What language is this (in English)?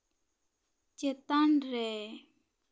Santali